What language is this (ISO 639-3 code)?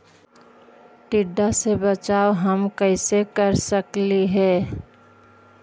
mag